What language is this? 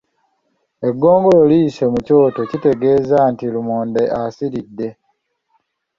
Ganda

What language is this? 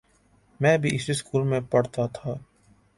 Urdu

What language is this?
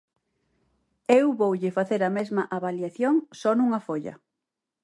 Galician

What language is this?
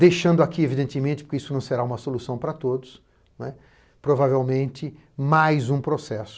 Portuguese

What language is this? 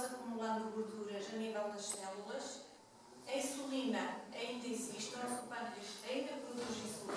Portuguese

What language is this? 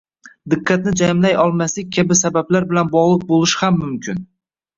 Uzbek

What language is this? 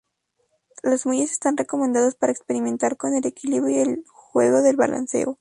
Spanish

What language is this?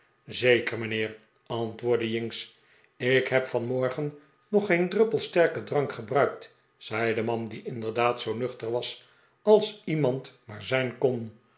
Dutch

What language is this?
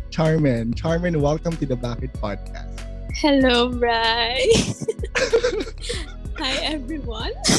Filipino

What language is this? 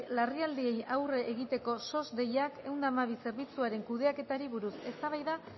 Basque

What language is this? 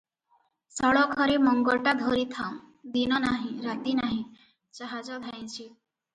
Odia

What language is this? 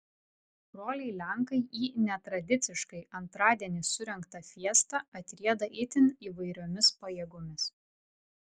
Lithuanian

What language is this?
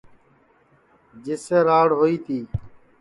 Sansi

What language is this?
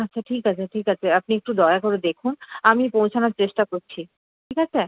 Bangla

